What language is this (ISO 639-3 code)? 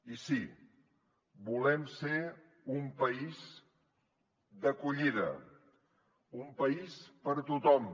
cat